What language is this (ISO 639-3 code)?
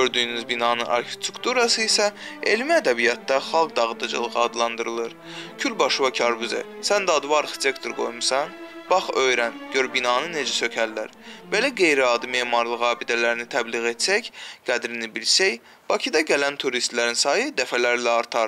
tur